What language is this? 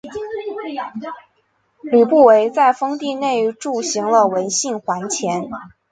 Chinese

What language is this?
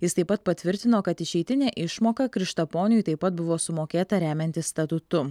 Lithuanian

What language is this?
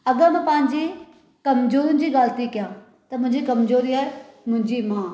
Sindhi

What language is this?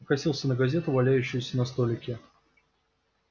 Russian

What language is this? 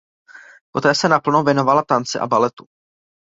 Czech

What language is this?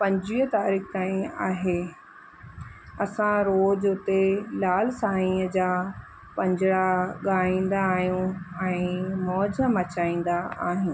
Sindhi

